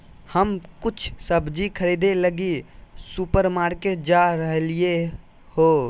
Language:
Magahi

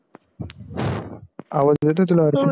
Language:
Marathi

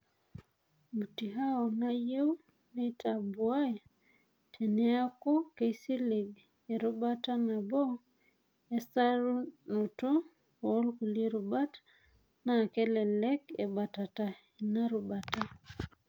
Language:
Masai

